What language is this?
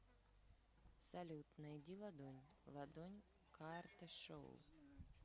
Russian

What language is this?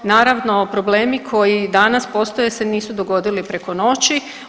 Croatian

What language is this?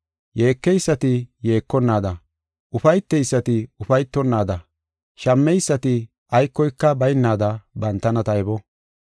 Gofa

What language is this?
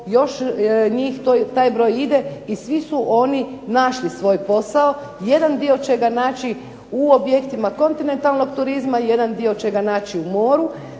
Croatian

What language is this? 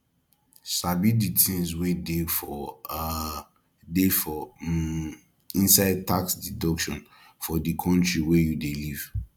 Nigerian Pidgin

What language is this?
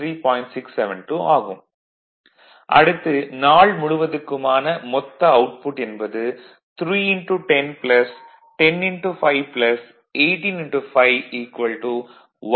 Tamil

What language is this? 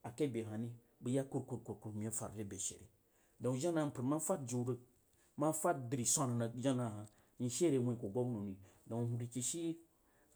Jiba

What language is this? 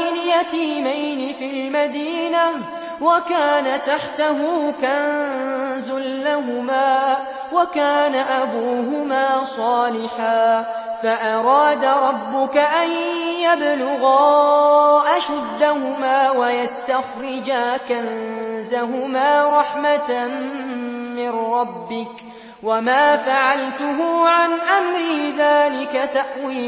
Arabic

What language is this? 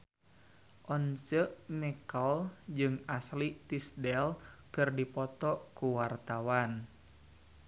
Sundanese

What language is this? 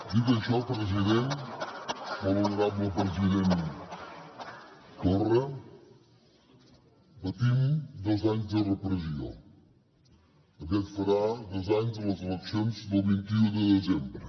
Catalan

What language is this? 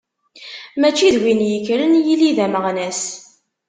Kabyle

